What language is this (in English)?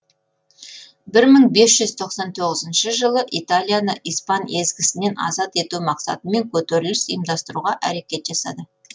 Kazakh